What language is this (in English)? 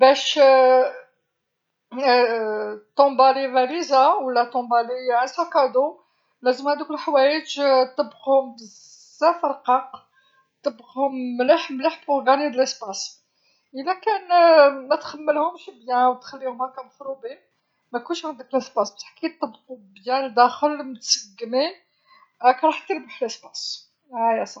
Algerian Arabic